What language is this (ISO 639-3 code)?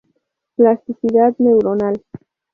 spa